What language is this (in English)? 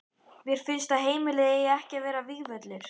Icelandic